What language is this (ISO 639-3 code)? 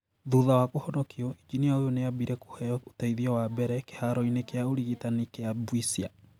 kik